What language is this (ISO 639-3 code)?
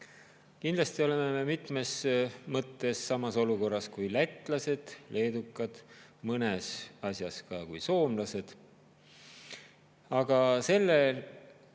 est